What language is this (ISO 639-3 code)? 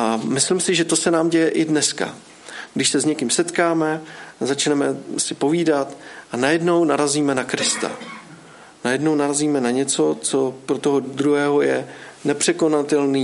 ces